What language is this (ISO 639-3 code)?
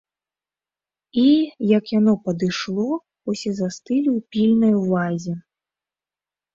bel